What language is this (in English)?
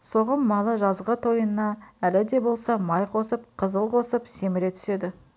Kazakh